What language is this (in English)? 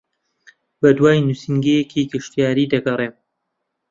Central Kurdish